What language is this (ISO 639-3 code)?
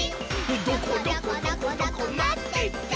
jpn